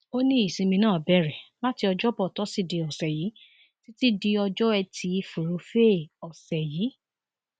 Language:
Yoruba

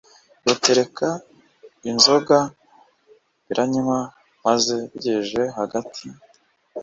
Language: Kinyarwanda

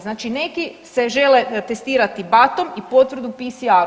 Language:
Croatian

